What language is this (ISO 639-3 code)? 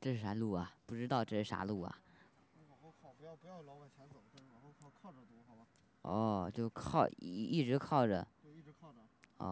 zho